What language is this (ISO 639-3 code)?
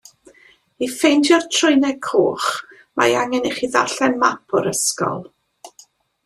cym